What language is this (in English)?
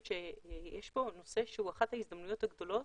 Hebrew